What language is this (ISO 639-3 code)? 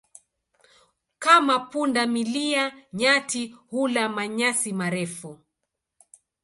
swa